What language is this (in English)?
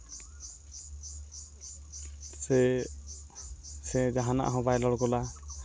Santali